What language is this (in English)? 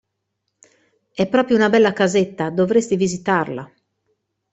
Italian